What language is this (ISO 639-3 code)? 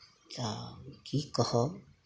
mai